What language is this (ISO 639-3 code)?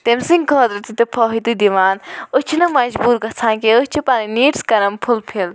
kas